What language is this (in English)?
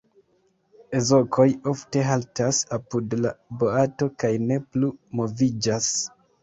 Esperanto